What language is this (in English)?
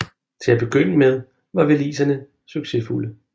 Danish